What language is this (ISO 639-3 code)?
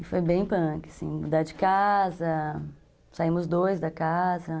por